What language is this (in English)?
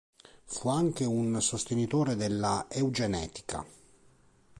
Italian